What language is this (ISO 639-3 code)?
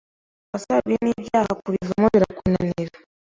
kin